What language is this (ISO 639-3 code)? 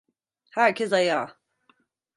tur